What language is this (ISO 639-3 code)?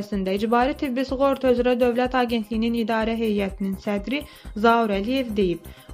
tur